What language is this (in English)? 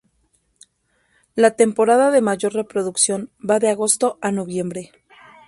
Spanish